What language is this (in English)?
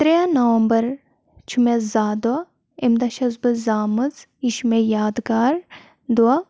Kashmiri